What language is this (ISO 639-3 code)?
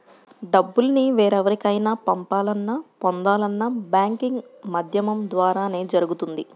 tel